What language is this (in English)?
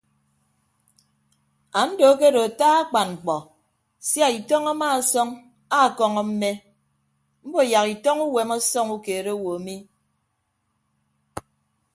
Ibibio